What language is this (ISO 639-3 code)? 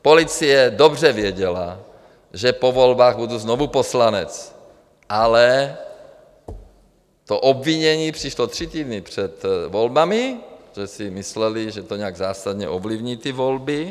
ces